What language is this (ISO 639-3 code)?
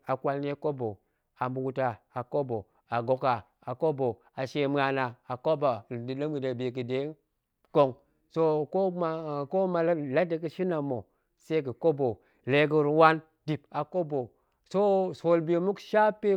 ank